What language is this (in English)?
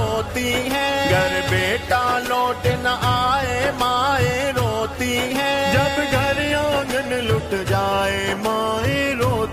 Urdu